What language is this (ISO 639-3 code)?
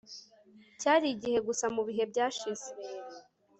kin